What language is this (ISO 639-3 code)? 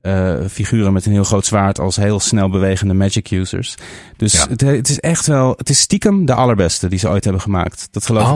nld